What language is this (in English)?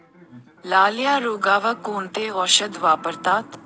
Marathi